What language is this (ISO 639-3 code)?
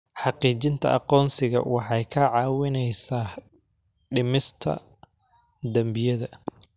som